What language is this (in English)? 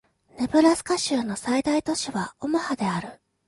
Japanese